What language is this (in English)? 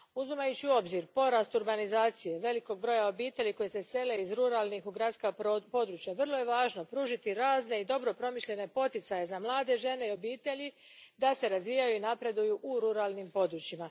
Croatian